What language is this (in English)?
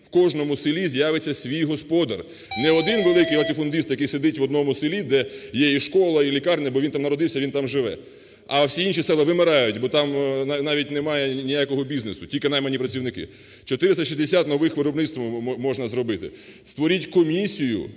Ukrainian